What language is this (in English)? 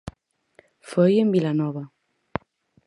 Galician